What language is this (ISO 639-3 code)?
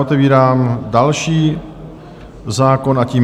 ces